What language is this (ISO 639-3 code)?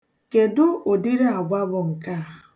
ibo